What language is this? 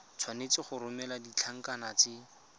Tswana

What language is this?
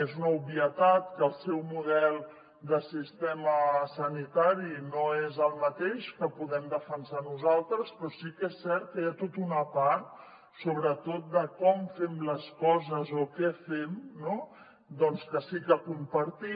Catalan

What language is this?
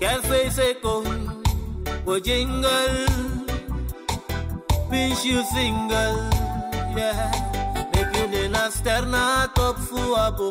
Dutch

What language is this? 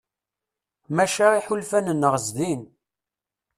Kabyle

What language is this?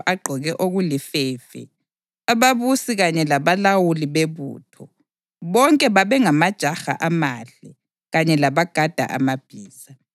North Ndebele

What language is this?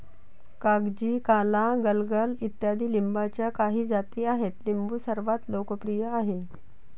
Marathi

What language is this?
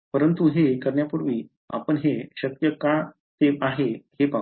Marathi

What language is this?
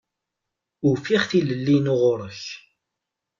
Kabyle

